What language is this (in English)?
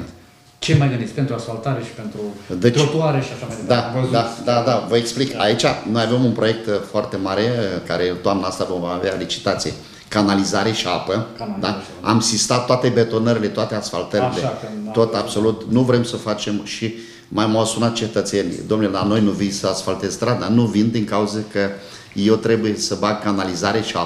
Romanian